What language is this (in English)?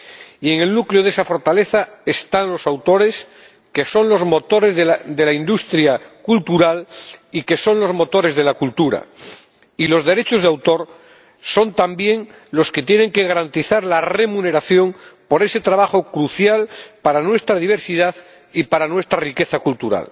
Spanish